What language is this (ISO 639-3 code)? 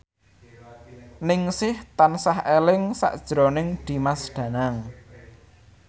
jav